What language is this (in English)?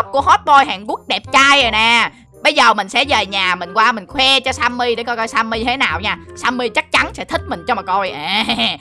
Vietnamese